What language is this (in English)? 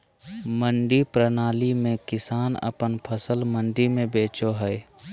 Magahi